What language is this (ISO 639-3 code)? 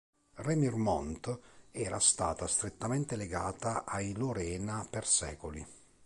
ita